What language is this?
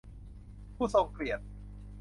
Thai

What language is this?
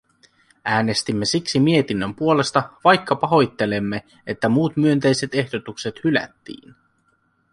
Finnish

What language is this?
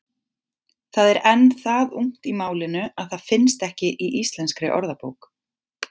Icelandic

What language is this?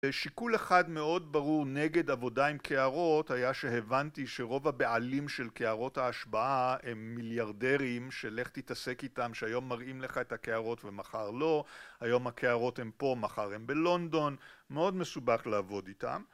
Hebrew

